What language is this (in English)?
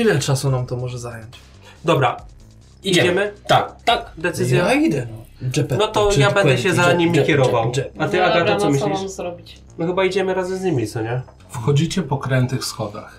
Polish